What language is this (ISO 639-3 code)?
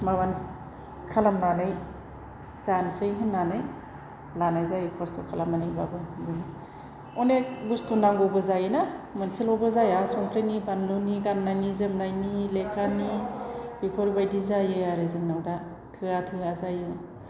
brx